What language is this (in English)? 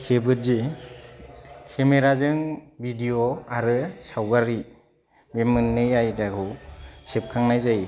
Bodo